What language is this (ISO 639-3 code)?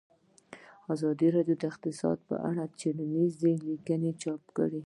pus